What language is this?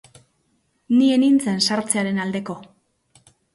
Basque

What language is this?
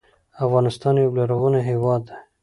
Pashto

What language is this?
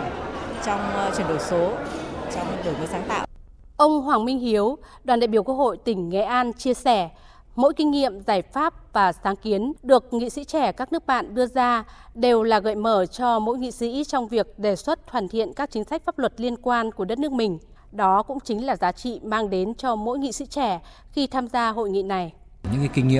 Vietnamese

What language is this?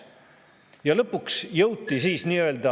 Estonian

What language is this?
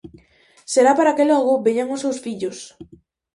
Galician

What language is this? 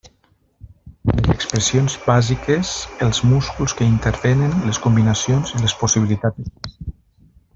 Catalan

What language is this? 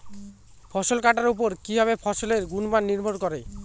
Bangla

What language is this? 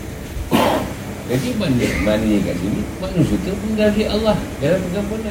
Malay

